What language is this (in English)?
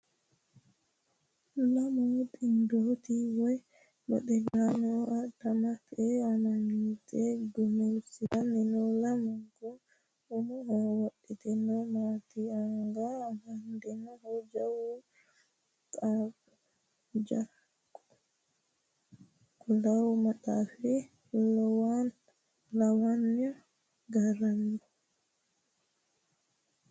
Sidamo